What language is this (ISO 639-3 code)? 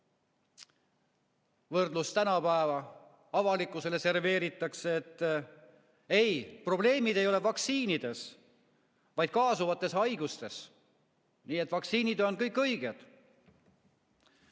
est